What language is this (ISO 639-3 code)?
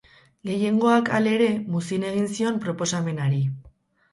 eus